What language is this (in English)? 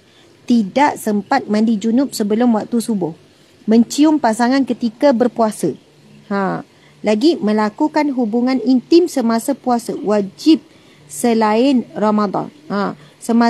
Malay